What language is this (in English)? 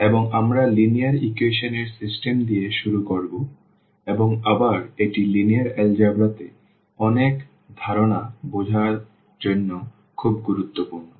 Bangla